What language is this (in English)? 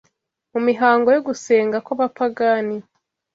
Kinyarwanda